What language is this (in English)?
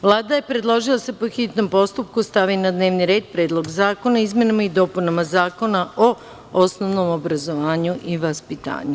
Serbian